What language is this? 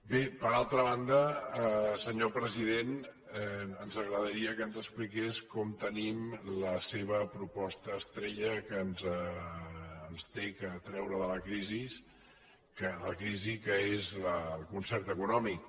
Catalan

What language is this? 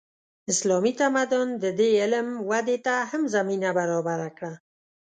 Pashto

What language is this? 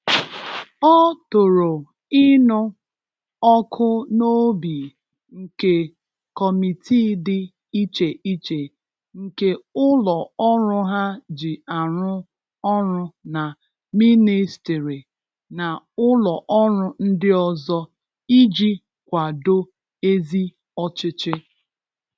Igbo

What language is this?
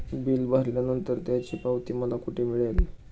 Marathi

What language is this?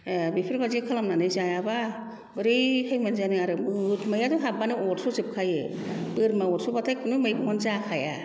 Bodo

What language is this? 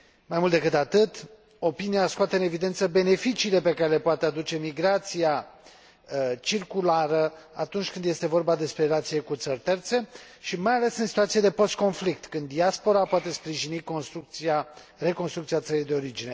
Romanian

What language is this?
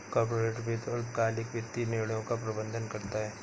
Hindi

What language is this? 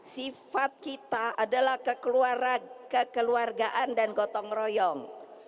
Indonesian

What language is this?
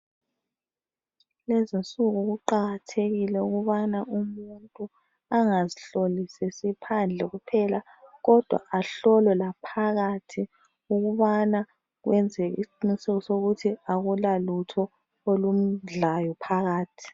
North Ndebele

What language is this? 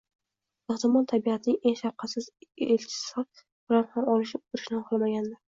Uzbek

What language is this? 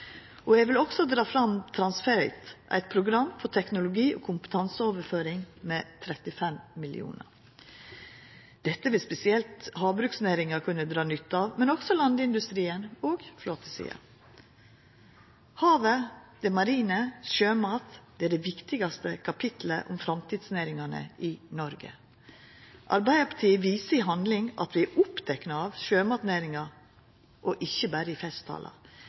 Norwegian Nynorsk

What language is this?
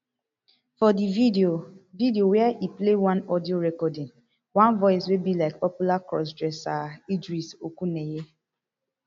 Nigerian Pidgin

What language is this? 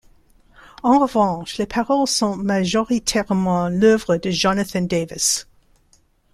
French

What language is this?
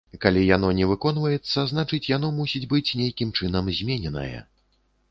Belarusian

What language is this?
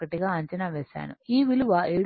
Telugu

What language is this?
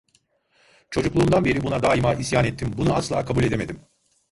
Turkish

